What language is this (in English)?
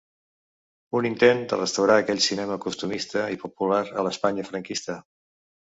Catalan